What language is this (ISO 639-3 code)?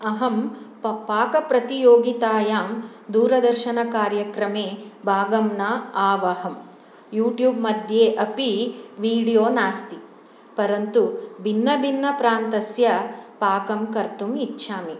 san